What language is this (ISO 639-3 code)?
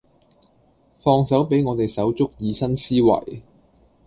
yue